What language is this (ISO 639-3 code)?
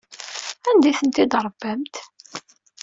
kab